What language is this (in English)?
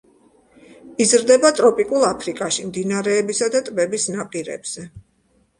Georgian